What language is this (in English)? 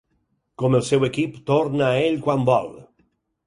Catalan